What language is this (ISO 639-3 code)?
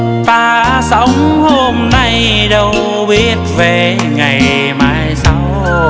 vie